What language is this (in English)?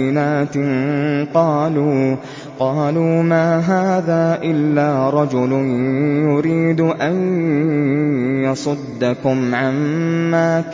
Arabic